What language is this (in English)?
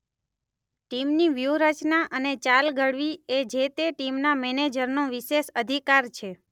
Gujarati